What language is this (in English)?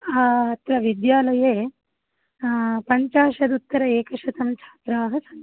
Sanskrit